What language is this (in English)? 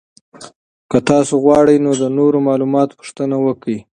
Pashto